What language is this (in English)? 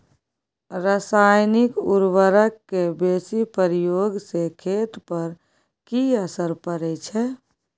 Maithili